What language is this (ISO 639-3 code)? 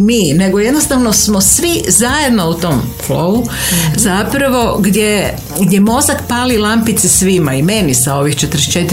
hrv